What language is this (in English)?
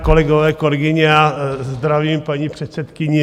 Czech